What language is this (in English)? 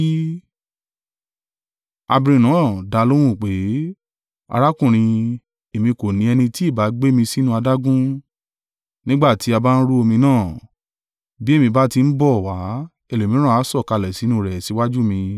Yoruba